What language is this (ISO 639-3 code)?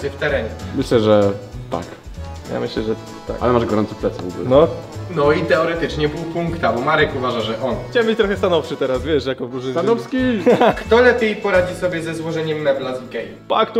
pol